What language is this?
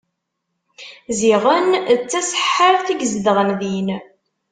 Kabyle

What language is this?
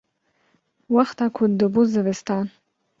Kurdish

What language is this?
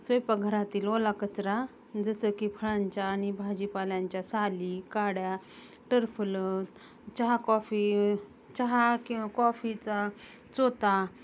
Marathi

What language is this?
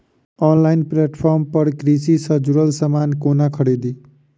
Maithili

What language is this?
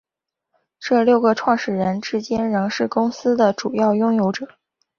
Chinese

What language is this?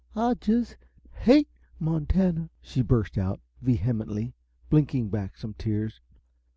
English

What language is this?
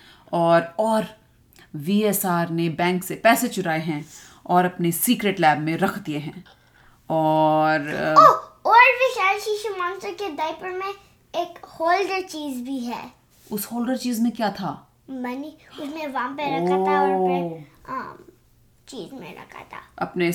Hindi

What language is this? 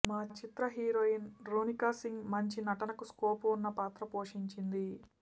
Telugu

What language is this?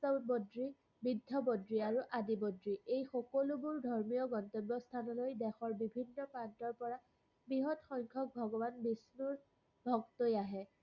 Assamese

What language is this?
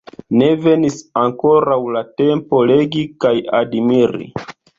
Esperanto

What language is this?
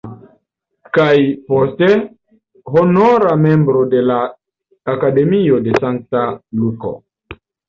Esperanto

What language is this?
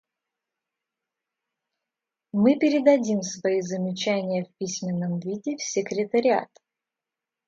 Russian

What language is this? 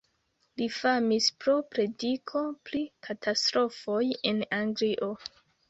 Esperanto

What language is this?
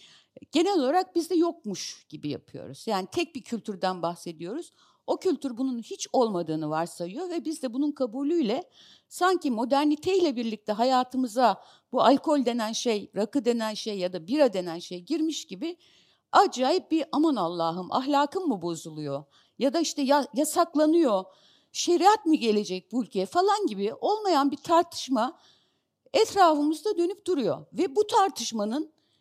Turkish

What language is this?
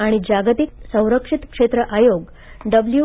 Marathi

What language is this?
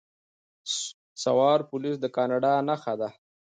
Pashto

